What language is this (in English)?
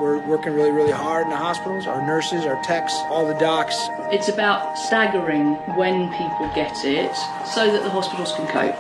English